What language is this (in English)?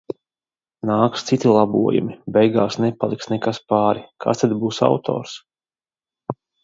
Latvian